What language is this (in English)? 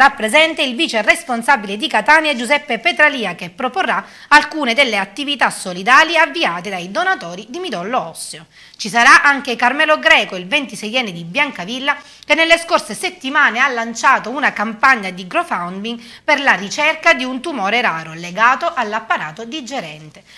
Italian